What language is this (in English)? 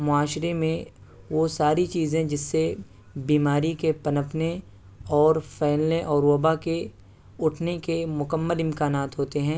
Urdu